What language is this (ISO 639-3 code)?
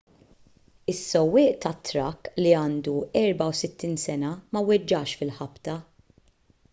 mlt